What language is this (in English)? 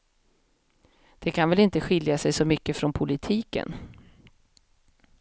Swedish